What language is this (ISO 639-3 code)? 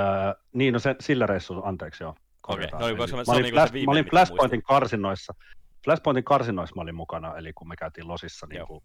fin